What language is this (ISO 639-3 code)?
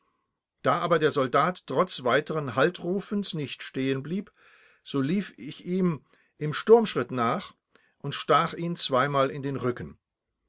deu